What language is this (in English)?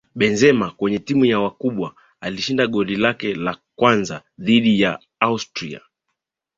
Swahili